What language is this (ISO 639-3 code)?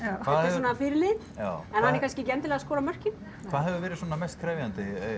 isl